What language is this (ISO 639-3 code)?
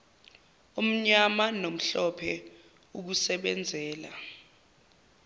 zul